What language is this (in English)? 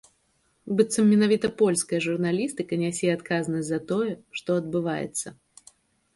Belarusian